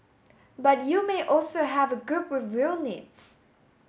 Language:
English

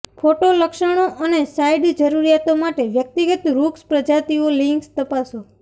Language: Gujarati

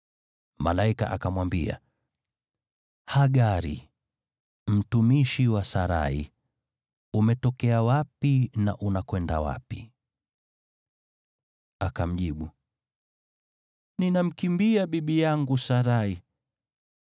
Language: Swahili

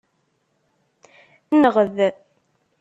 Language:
Kabyle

